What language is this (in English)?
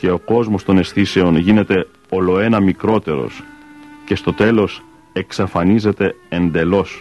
Greek